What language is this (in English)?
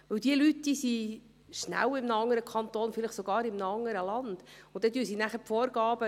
Swiss German